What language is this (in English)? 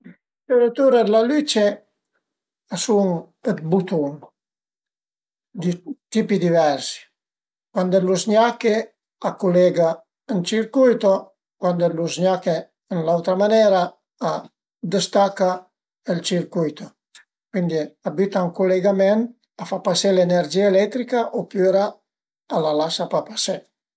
Piedmontese